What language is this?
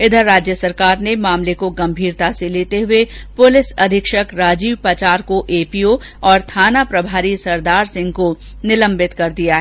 Hindi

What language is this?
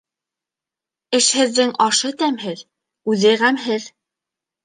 Bashkir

